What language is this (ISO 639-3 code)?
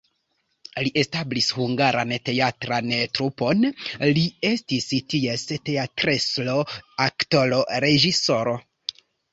epo